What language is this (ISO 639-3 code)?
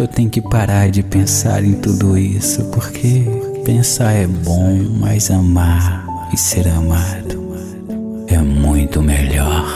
por